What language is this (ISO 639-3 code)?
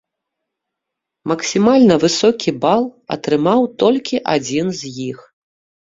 bel